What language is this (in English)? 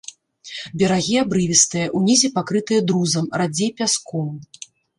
Belarusian